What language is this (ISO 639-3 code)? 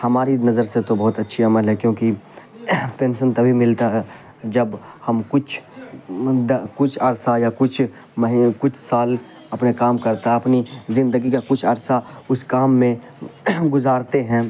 urd